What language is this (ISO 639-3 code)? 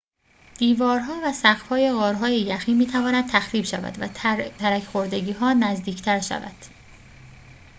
fas